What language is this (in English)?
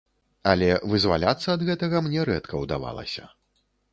Belarusian